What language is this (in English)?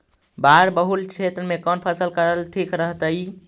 Magahi